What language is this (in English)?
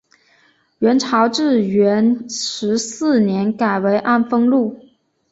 Chinese